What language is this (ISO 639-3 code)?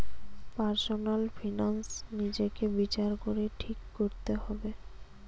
ben